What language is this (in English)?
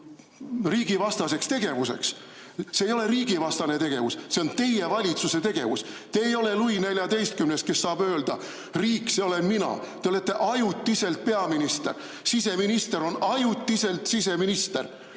Estonian